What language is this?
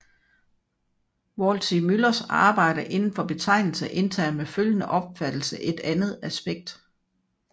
Danish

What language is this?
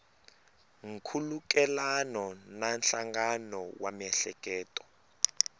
Tsonga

